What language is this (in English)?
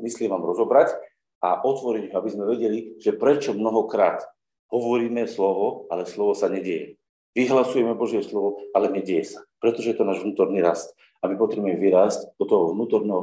Slovak